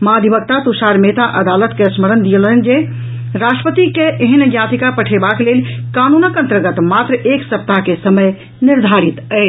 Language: Maithili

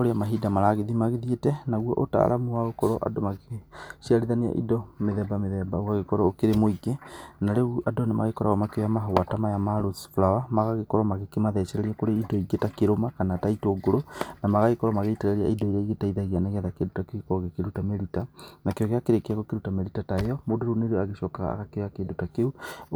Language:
Kikuyu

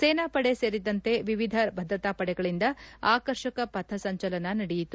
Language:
Kannada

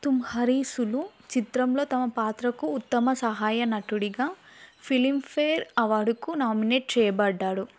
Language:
Telugu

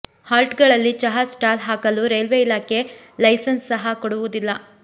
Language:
Kannada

